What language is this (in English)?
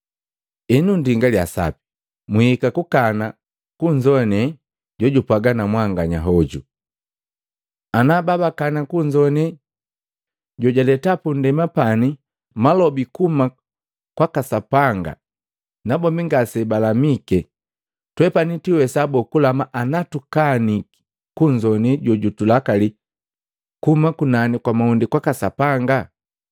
Matengo